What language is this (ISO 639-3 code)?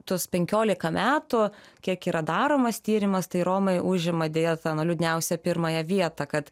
lit